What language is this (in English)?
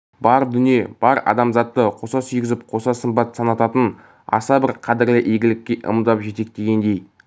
Kazakh